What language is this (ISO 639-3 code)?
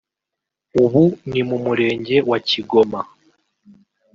kin